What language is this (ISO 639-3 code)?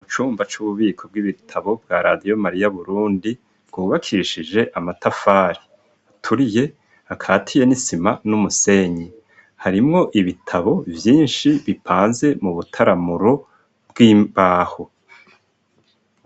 run